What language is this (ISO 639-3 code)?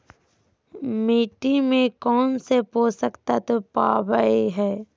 mag